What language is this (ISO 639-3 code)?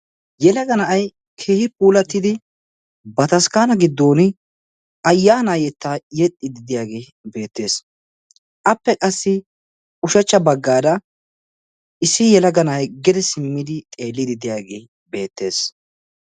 wal